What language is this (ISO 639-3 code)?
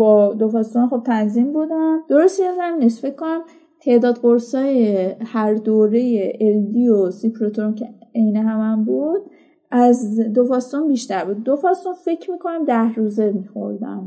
fas